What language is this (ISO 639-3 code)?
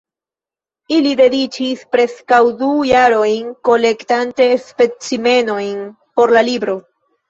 epo